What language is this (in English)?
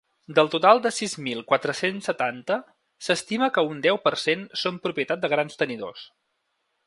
Catalan